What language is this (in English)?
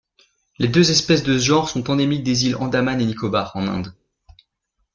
French